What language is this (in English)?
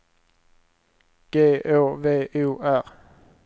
Swedish